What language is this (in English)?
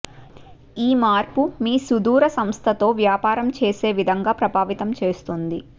Telugu